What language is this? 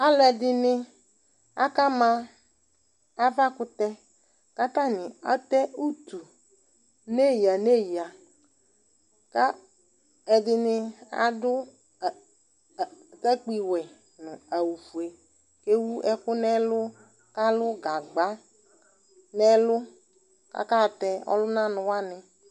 Ikposo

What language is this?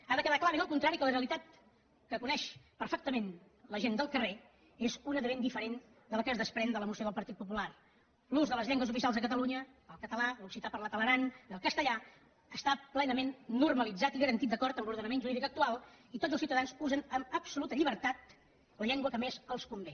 Catalan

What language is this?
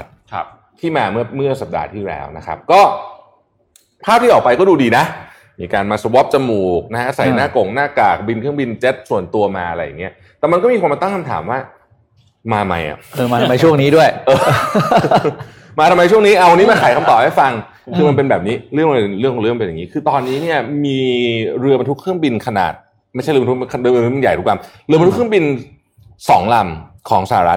Thai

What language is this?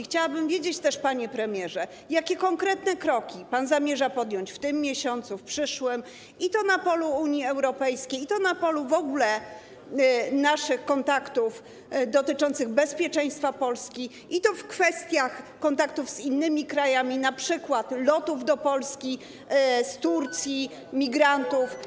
Polish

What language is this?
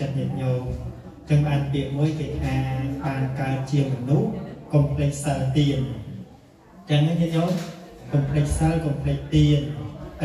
Thai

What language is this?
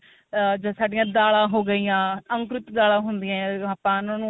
Punjabi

